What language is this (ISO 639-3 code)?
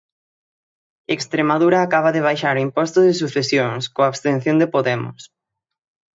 glg